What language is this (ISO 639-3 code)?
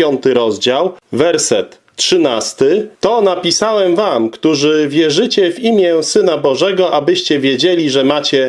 pol